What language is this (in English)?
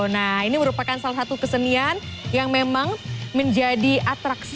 Indonesian